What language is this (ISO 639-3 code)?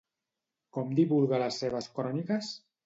cat